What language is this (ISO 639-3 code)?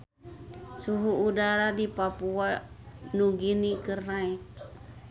sun